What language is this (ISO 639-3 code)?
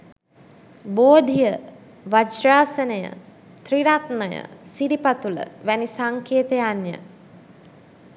sin